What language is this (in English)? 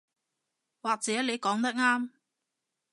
Cantonese